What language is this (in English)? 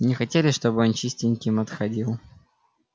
Russian